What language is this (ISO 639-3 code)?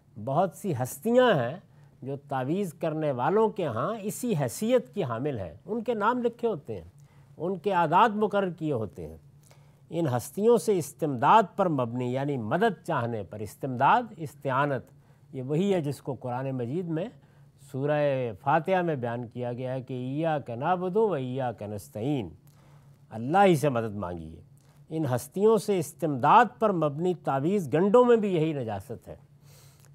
urd